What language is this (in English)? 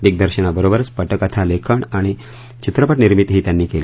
Marathi